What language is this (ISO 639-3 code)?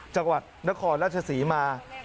tha